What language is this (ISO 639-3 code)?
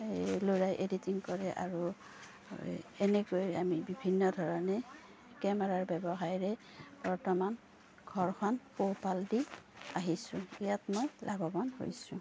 asm